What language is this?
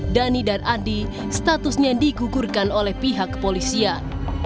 Indonesian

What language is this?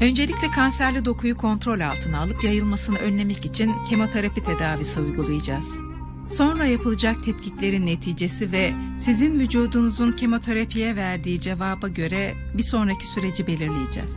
Turkish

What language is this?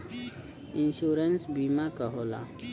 Bhojpuri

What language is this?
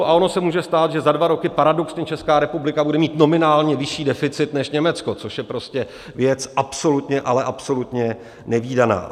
Czech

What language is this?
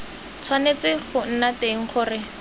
Tswana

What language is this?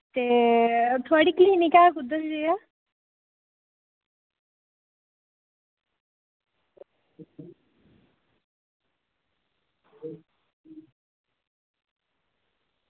Dogri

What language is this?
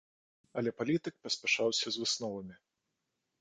Belarusian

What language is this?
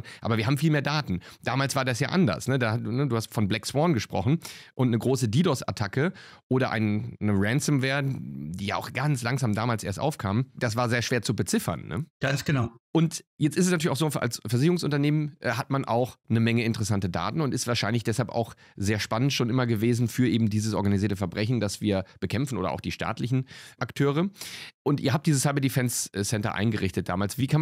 German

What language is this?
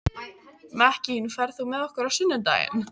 Icelandic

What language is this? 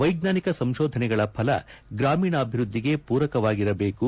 Kannada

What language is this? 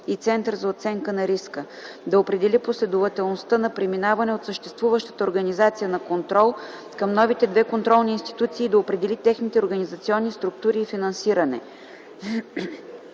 Bulgarian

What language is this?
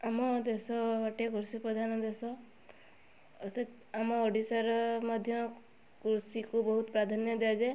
Odia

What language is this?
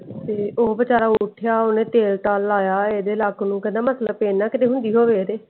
Punjabi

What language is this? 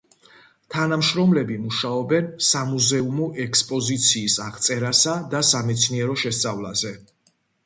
Georgian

